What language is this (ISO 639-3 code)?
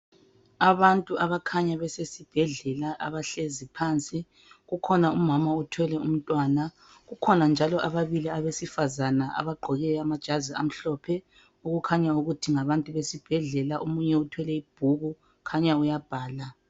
nde